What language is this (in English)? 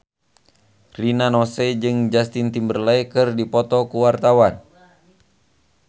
Sundanese